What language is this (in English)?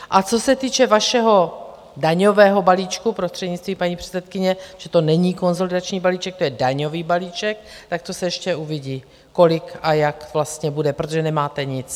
Czech